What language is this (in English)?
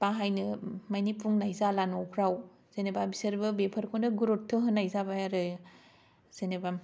Bodo